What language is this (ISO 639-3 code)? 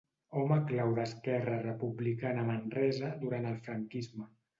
cat